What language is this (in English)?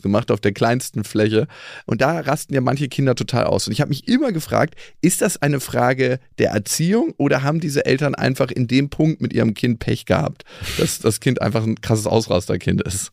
German